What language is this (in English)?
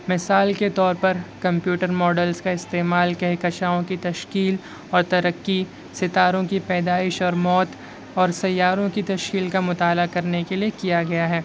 Urdu